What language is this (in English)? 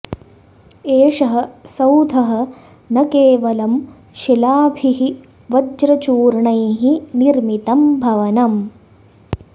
Sanskrit